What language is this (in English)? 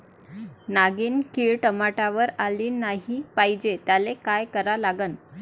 Marathi